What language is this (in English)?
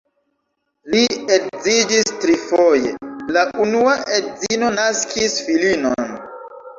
Esperanto